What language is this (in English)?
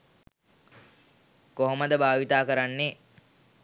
Sinhala